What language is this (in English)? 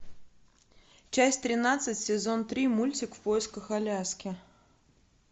Russian